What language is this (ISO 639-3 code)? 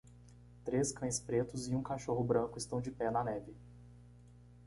por